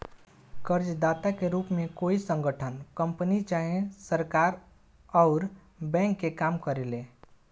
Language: Bhojpuri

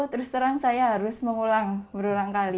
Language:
Indonesian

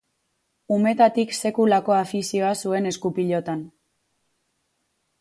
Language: Basque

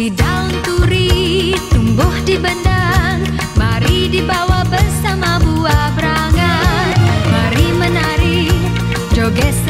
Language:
Indonesian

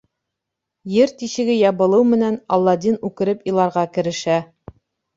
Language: Bashkir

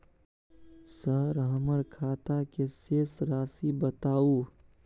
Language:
Maithili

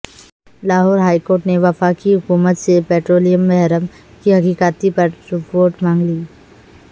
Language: Urdu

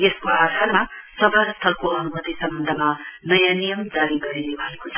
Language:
Nepali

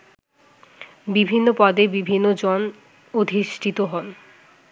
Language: Bangla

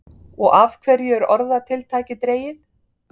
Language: Icelandic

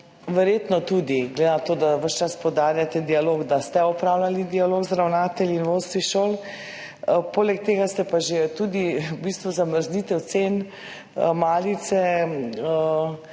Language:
Slovenian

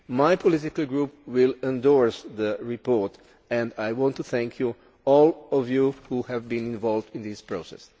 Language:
English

